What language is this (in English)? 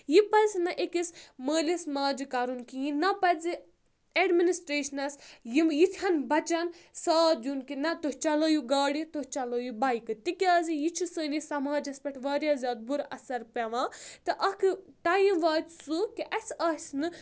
Kashmiri